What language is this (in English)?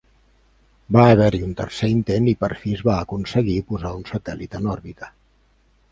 Catalan